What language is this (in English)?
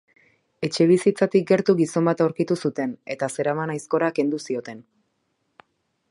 Basque